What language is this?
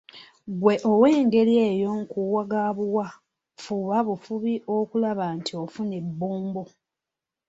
Ganda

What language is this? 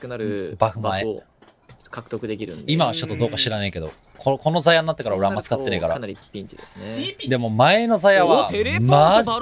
Japanese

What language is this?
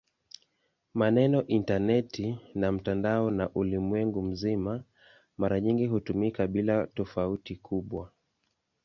Swahili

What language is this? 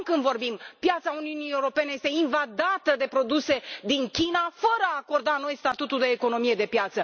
Romanian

